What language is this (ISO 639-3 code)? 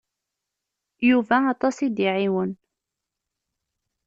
kab